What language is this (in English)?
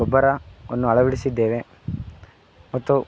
Kannada